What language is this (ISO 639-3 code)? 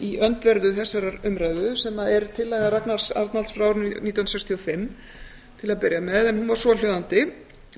isl